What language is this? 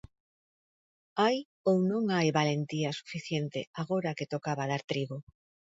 Galician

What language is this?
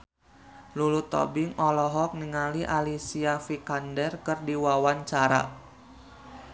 Sundanese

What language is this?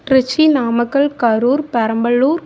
Tamil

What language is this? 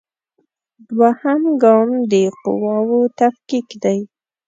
Pashto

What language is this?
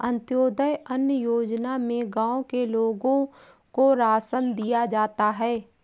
Hindi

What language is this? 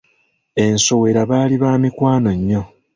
Ganda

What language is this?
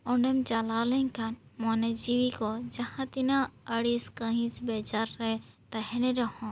Santali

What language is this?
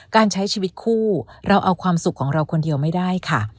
Thai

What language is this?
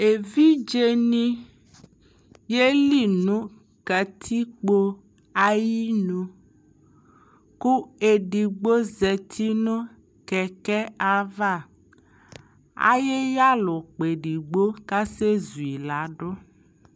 Ikposo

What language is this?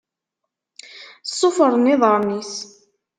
Kabyle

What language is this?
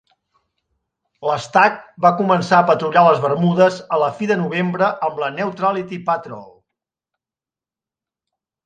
Catalan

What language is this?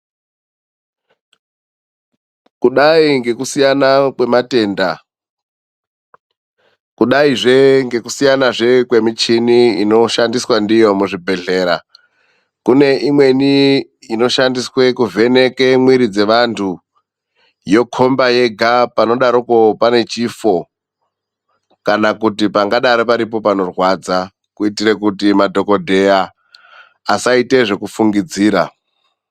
Ndau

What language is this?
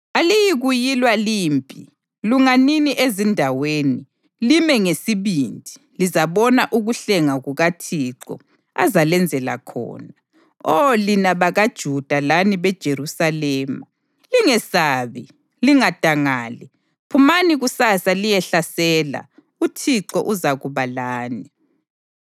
North Ndebele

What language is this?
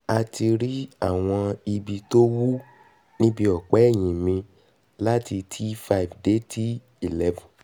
Yoruba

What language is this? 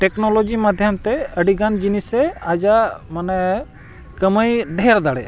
Santali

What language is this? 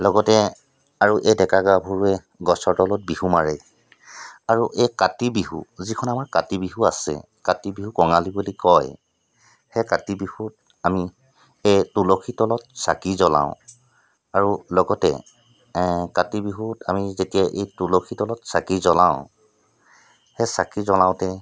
Assamese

